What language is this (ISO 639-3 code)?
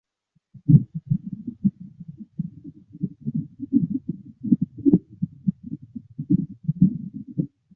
zho